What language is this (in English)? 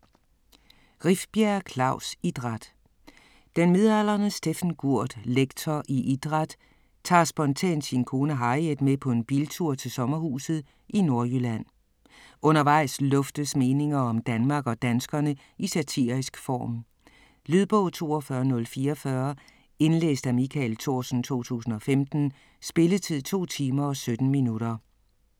Danish